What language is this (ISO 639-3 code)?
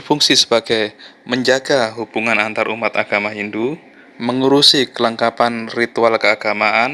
ind